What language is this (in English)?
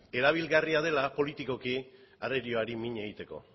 Basque